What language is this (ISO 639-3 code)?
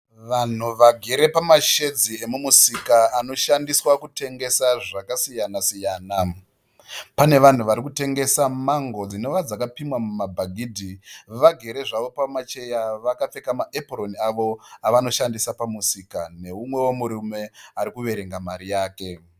sna